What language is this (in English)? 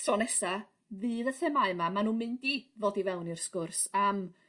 Welsh